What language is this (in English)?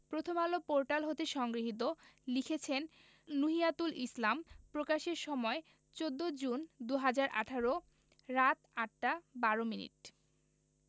Bangla